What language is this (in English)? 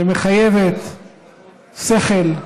Hebrew